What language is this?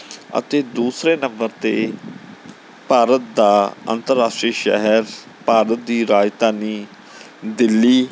Punjabi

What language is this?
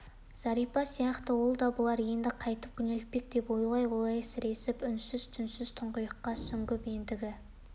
Kazakh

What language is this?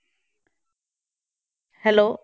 Punjabi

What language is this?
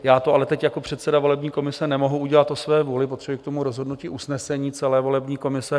Czech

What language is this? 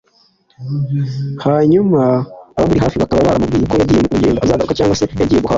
Kinyarwanda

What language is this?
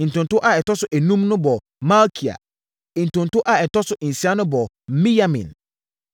Akan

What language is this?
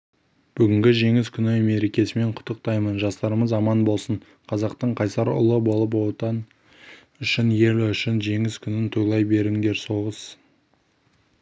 Kazakh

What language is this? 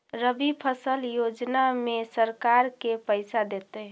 Magahi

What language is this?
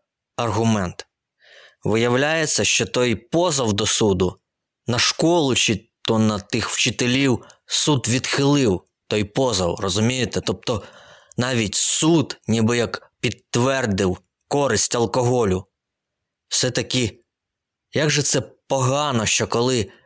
Ukrainian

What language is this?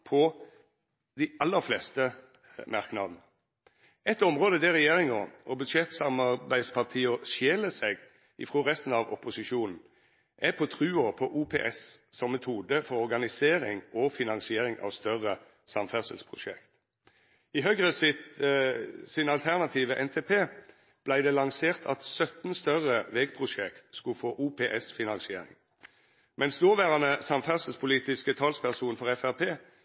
Norwegian Nynorsk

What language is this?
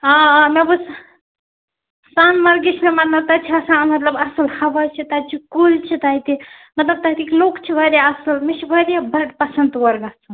Kashmiri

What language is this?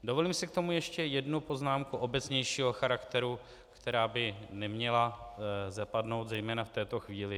Czech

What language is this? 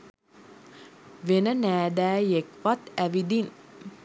Sinhala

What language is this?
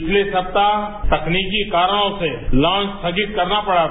Hindi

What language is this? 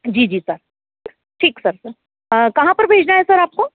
Hindi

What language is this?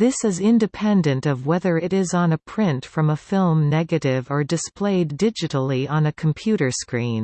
English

